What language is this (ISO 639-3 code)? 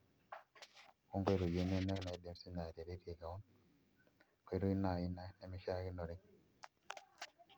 mas